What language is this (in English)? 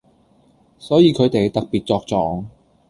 Cantonese